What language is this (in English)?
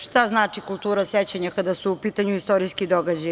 Serbian